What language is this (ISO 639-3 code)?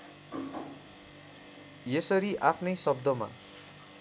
nep